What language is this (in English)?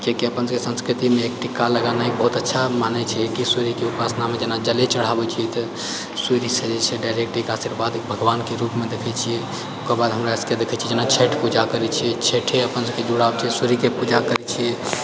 Maithili